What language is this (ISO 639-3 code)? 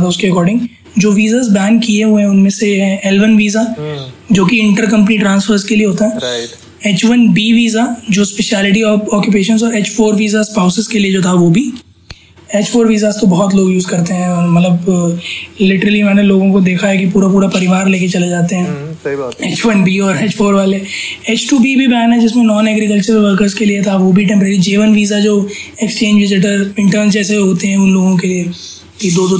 hin